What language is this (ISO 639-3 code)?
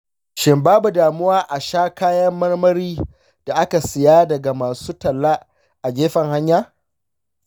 hau